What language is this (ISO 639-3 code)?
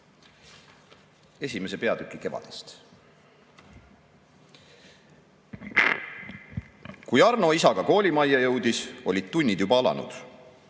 est